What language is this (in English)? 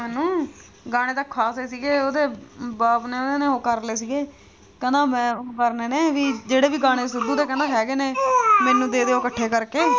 Punjabi